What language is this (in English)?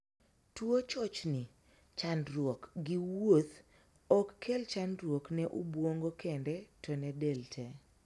Luo (Kenya and Tanzania)